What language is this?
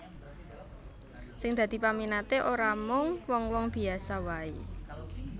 Javanese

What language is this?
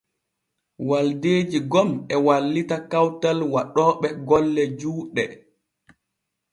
Borgu Fulfulde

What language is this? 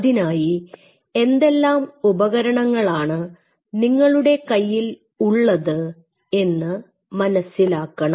Malayalam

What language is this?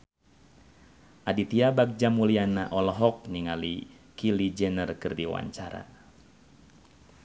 Sundanese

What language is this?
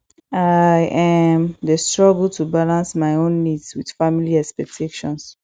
Nigerian Pidgin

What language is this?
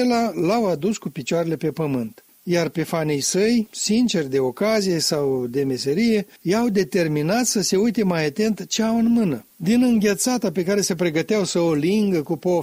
Romanian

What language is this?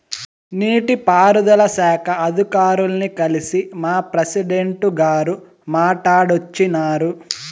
Telugu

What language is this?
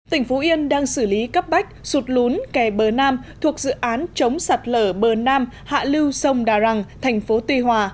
Vietnamese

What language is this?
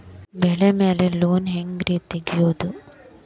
Kannada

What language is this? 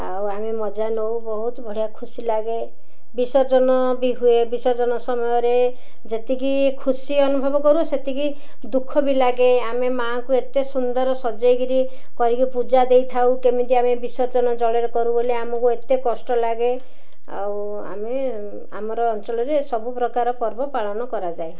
Odia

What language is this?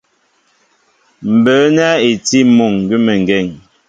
Mbo (Cameroon)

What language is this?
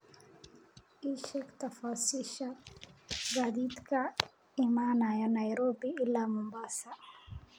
Somali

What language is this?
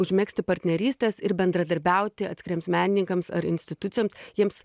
Lithuanian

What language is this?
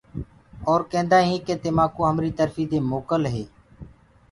Gurgula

